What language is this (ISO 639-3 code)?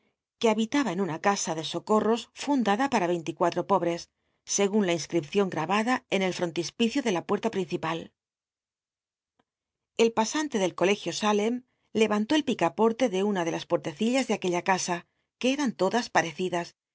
spa